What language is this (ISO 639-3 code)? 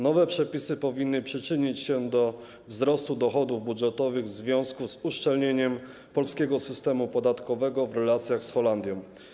pol